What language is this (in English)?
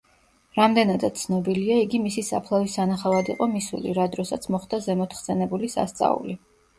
Georgian